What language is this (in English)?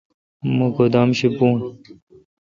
Kalkoti